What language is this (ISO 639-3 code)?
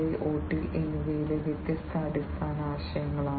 mal